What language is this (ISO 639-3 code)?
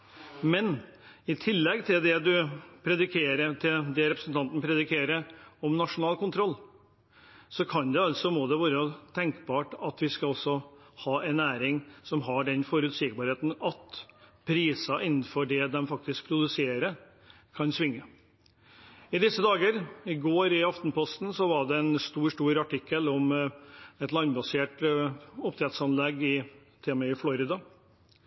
nob